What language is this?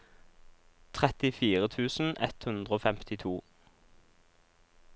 Norwegian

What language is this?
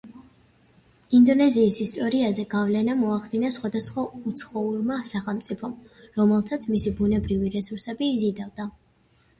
Georgian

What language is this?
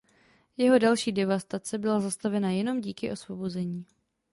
Czech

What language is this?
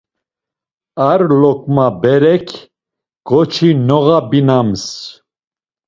Laz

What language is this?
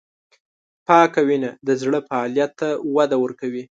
Pashto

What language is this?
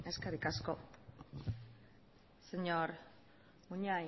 Basque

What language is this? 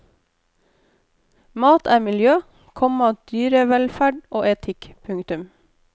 Norwegian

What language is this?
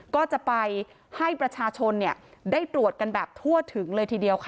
Thai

